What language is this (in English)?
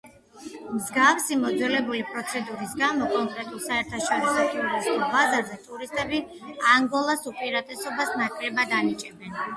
Georgian